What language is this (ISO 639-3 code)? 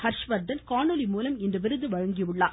tam